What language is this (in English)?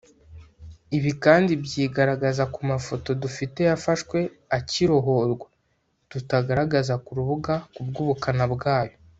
Kinyarwanda